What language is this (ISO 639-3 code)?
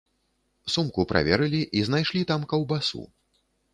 bel